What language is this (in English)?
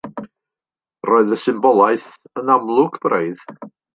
Welsh